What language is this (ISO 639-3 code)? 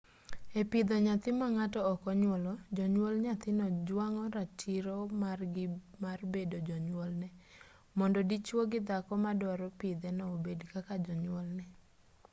luo